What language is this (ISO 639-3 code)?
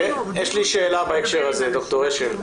heb